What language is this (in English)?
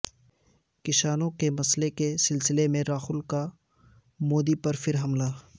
Urdu